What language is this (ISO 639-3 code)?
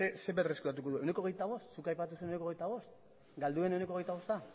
eus